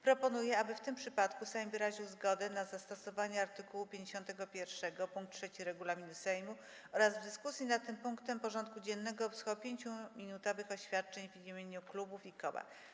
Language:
Polish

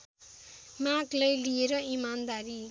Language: Nepali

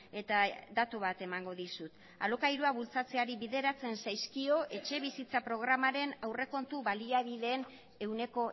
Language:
Basque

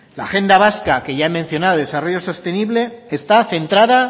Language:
Spanish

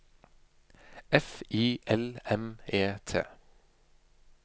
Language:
Norwegian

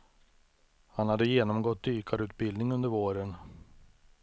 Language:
Swedish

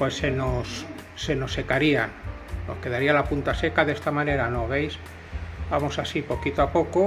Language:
Spanish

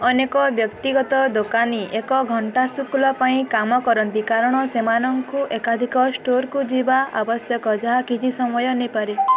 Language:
Odia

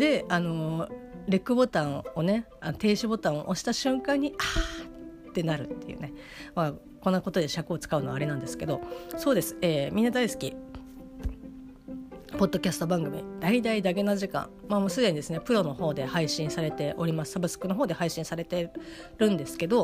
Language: Japanese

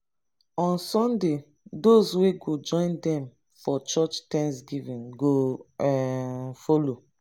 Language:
Nigerian Pidgin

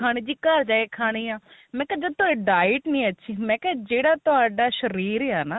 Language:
Punjabi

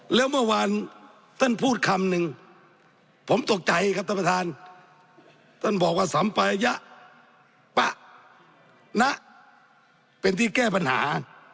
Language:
Thai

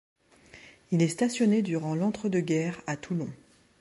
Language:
French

